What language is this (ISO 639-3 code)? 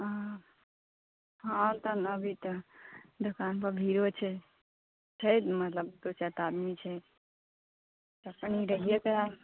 mai